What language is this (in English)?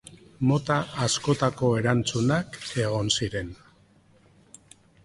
Basque